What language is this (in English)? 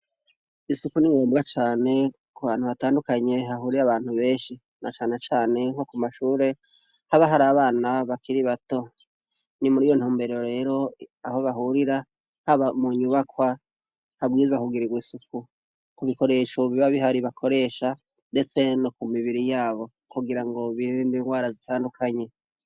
Rundi